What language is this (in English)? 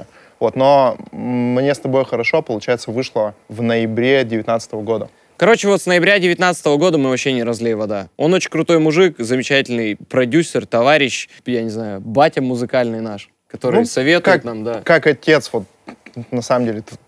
Russian